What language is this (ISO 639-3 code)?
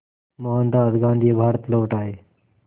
hin